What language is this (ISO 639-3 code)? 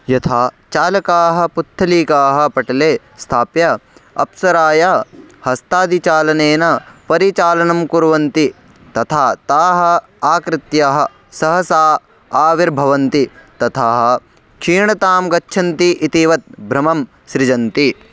san